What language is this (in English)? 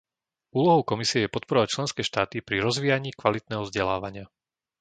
Slovak